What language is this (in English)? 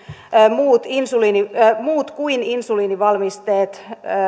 Finnish